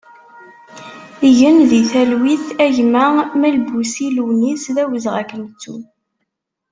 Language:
Kabyle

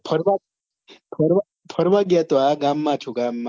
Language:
Gujarati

